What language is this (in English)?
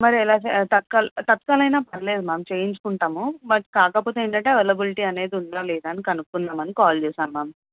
Telugu